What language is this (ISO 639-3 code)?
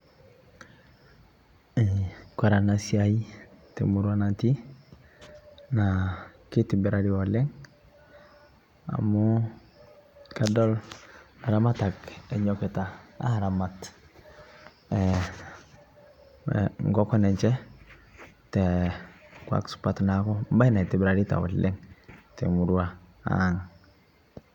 mas